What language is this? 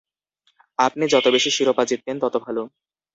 Bangla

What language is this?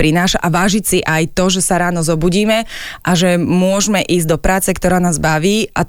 Slovak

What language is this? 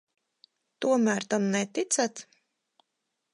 Latvian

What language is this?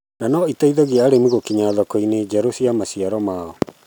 Kikuyu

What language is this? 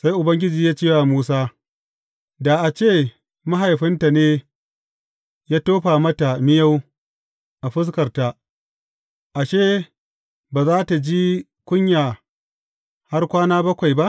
Hausa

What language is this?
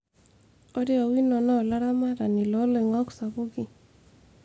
Masai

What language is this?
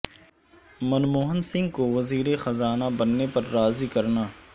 Urdu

